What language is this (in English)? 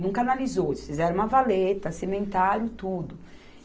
Portuguese